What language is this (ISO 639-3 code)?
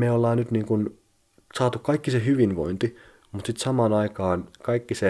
fin